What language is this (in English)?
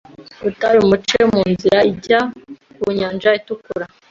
Kinyarwanda